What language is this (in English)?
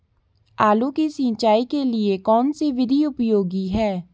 Hindi